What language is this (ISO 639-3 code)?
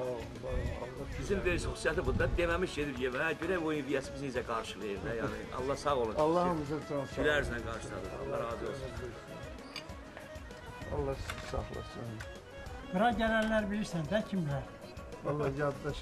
tur